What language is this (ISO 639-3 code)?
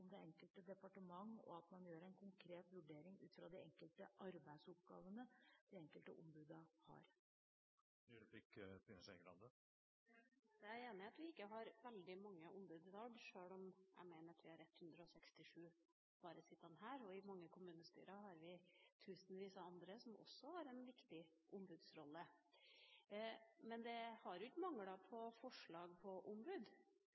nob